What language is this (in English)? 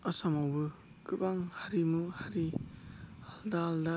Bodo